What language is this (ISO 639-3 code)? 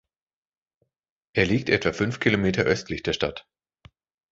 deu